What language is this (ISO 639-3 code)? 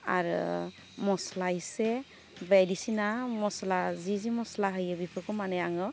brx